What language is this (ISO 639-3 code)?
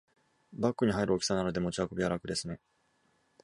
jpn